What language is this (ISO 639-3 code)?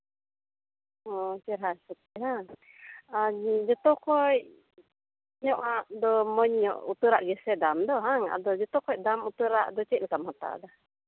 sat